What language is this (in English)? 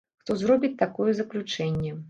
Belarusian